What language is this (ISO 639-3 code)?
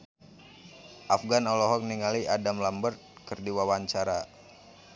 sun